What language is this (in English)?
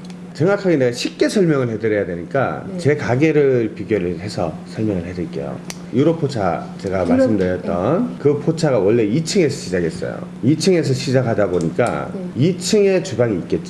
Korean